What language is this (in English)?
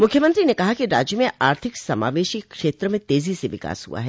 Hindi